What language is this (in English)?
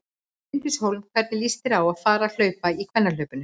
Icelandic